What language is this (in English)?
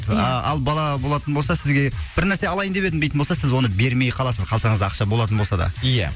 Kazakh